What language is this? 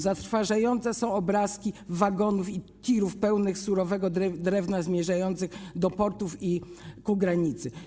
Polish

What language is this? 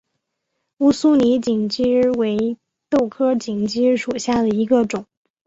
Chinese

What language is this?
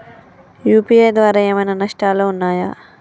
Telugu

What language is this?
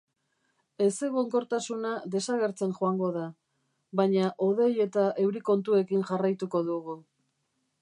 Basque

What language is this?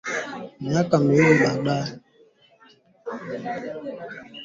Swahili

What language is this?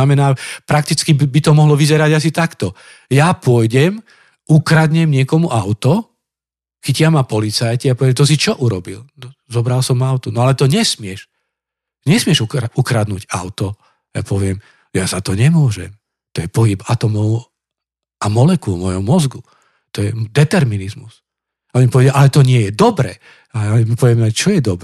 Slovak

